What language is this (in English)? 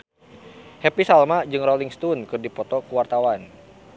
Sundanese